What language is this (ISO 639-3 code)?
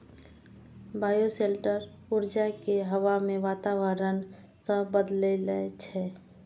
mai